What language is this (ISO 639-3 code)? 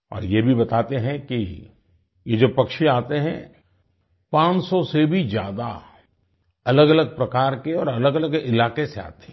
hin